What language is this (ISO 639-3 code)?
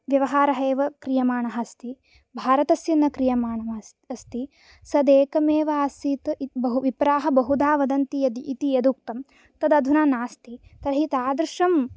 san